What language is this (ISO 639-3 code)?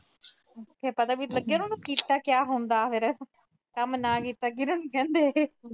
pan